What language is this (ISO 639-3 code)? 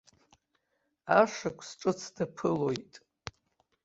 abk